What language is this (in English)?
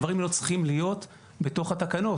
Hebrew